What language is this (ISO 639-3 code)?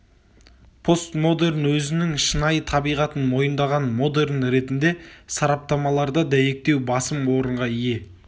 kaz